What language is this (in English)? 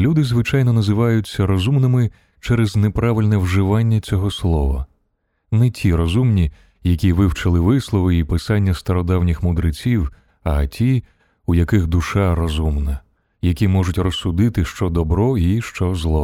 Ukrainian